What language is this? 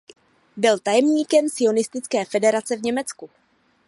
Czech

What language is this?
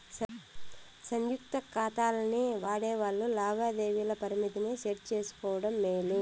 Telugu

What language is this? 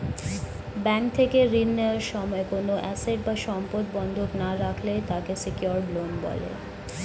Bangla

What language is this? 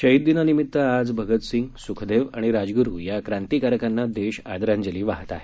Marathi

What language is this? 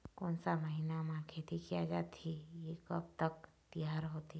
Chhattisgarhi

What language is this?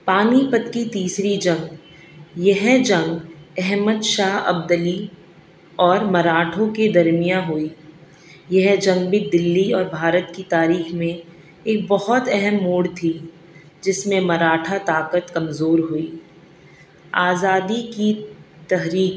Urdu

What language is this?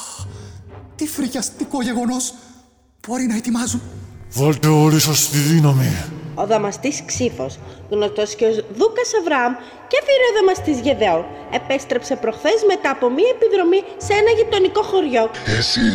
Greek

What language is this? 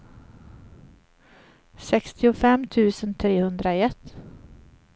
Swedish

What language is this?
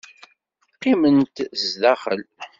Kabyle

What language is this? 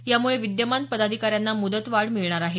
Marathi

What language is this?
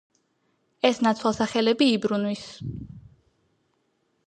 Georgian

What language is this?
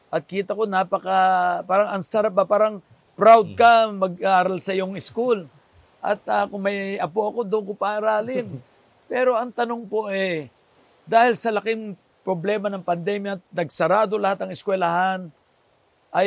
Filipino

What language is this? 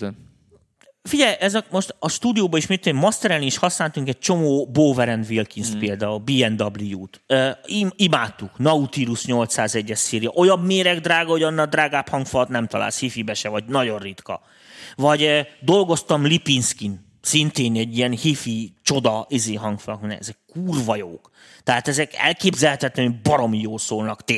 Hungarian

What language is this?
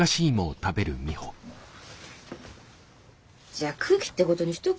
Japanese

